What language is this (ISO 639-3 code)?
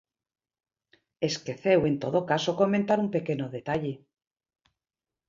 glg